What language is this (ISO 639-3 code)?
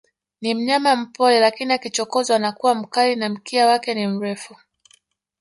swa